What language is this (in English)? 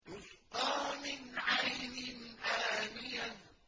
Arabic